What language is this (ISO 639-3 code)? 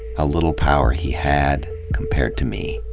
eng